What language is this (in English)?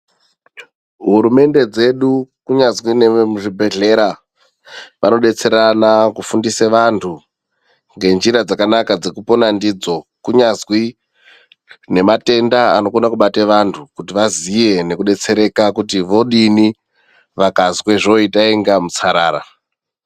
Ndau